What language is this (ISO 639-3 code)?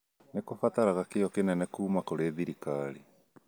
kik